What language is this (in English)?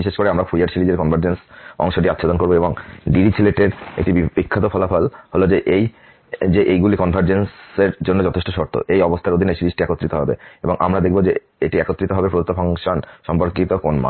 Bangla